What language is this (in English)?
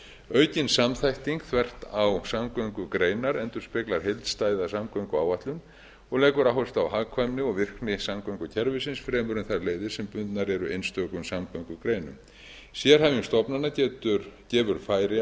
Icelandic